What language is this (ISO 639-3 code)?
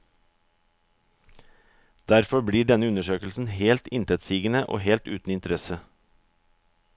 nor